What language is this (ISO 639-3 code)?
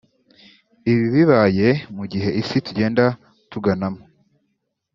kin